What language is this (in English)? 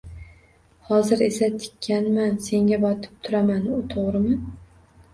Uzbek